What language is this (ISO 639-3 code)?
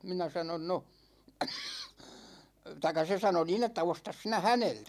fin